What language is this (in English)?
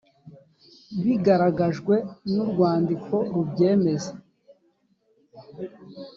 Kinyarwanda